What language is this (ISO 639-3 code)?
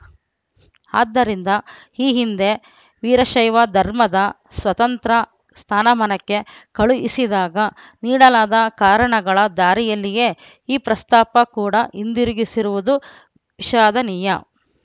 kan